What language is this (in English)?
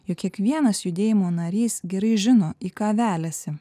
Lithuanian